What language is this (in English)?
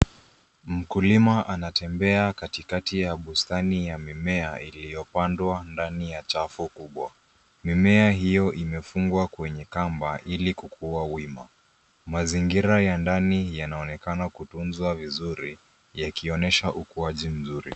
Swahili